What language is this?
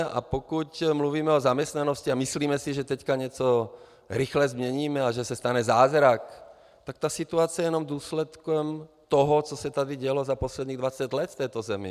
Czech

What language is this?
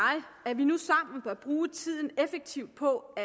Danish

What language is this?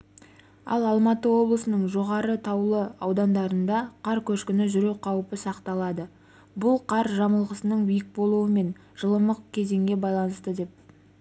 Kazakh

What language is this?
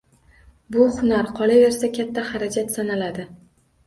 Uzbek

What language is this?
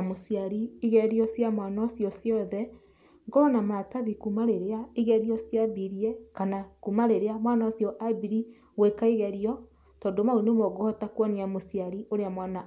Kikuyu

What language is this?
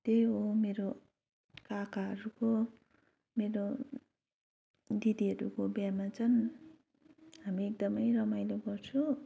Nepali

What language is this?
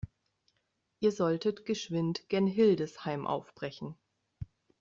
German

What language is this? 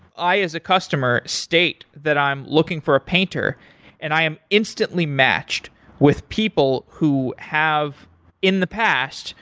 English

